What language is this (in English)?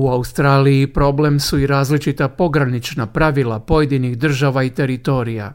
Croatian